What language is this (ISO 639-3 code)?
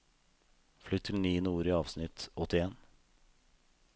nor